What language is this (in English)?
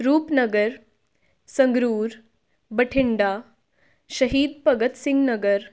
Punjabi